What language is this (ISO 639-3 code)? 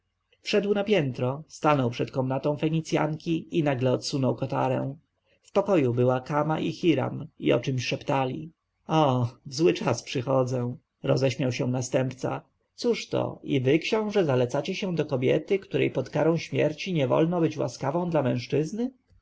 pol